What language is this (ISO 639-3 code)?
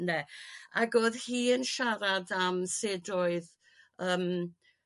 cym